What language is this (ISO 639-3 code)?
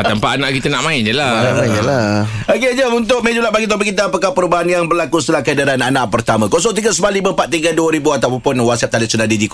msa